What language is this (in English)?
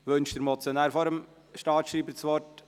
Swiss German